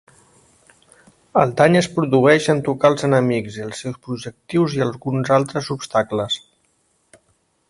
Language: Catalan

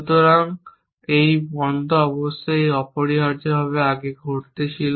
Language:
Bangla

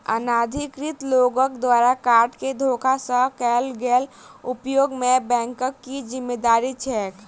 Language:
Maithili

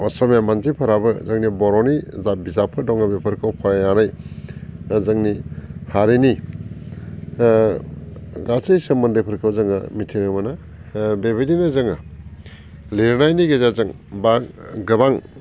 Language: Bodo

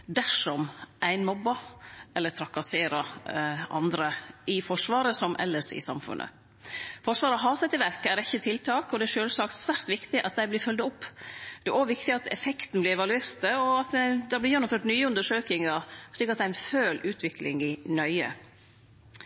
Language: Norwegian Nynorsk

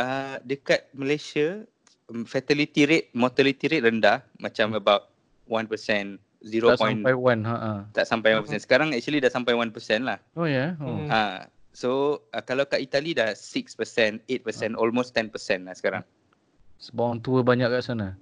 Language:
Malay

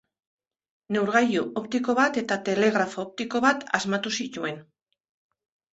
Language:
Basque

